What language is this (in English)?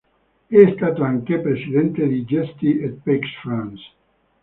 Italian